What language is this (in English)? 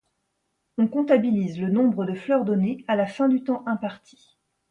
French